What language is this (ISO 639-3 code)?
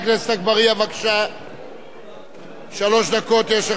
heb